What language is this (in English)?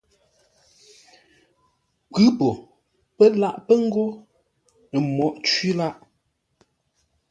Ngombale